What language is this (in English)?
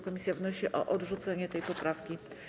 Polish